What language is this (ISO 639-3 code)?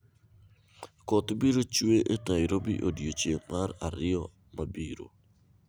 luo